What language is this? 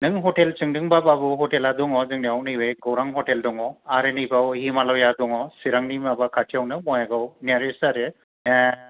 Bodo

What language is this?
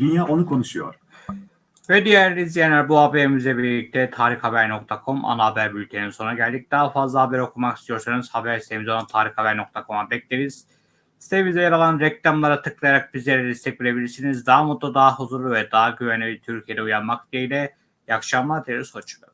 Turkish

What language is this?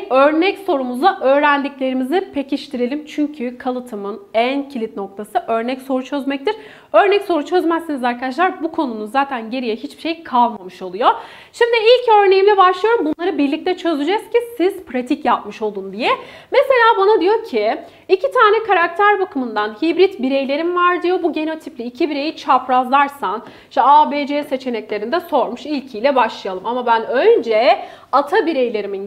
Turkish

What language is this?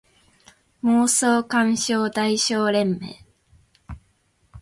Japanese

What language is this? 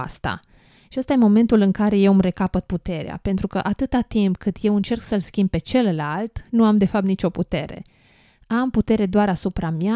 Romanian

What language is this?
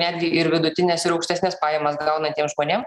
Lithuanian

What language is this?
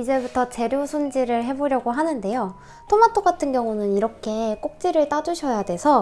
Korean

